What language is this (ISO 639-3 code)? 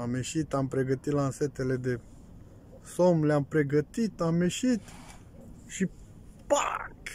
ron